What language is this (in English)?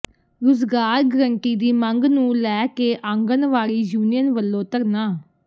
Punjabi